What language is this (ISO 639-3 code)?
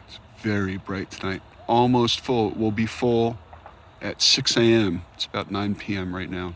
eng